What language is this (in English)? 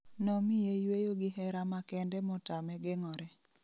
Luo (Kenya and Tanzania)